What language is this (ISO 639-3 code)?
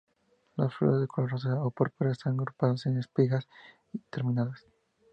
spa